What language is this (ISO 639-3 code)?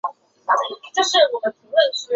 zho